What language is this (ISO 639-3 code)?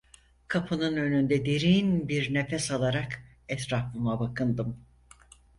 tur